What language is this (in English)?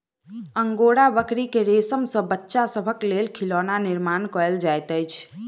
Maithili